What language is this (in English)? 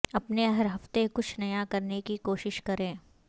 Urdu